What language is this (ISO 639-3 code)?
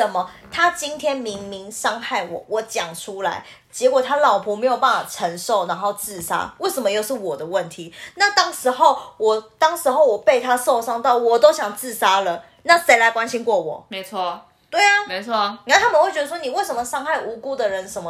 zho